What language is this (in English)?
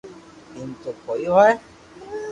Loarki